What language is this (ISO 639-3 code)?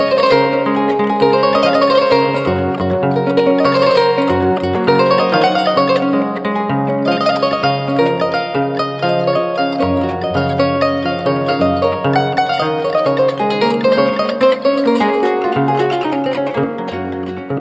ful